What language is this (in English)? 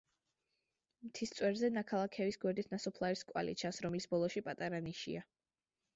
Georgian